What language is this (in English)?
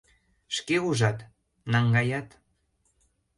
Mari